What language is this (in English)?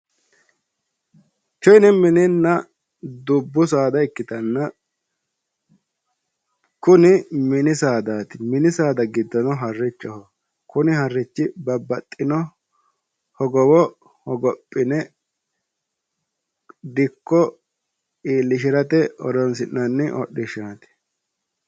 Sidamo